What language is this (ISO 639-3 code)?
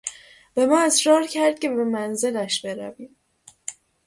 fas